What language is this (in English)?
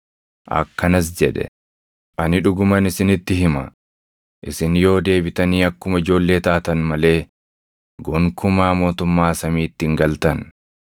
Oromo